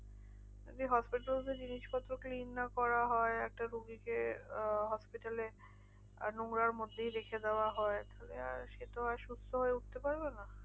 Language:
Bangla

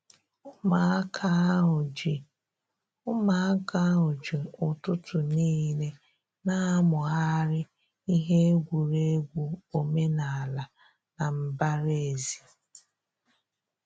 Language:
Igbo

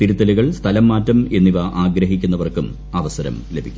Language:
Malayalam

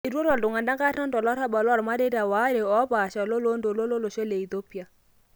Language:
Masai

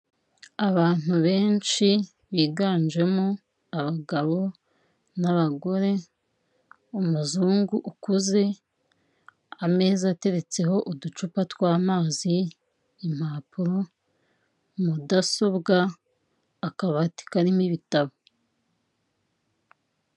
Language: Kinyarwanda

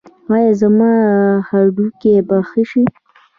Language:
Pashto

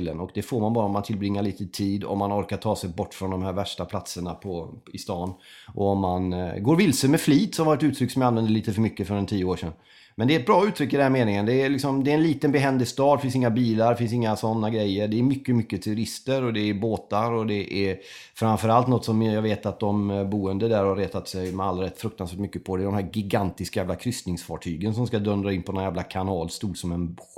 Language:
Swedish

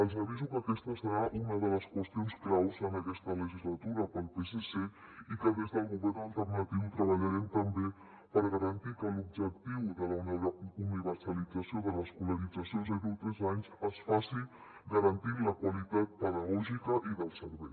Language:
Catalan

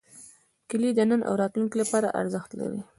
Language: Pashto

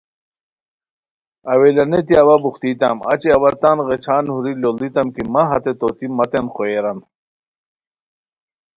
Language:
Khowar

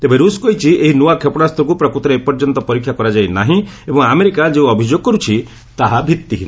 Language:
Odia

